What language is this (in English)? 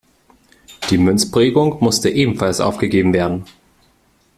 German